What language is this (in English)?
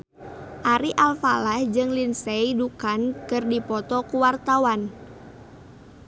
Sundanese